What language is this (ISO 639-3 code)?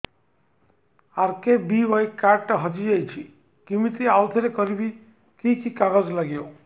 ori